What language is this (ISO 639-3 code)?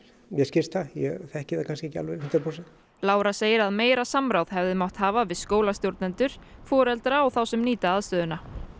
isl